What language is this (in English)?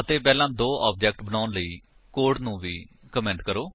Punjabi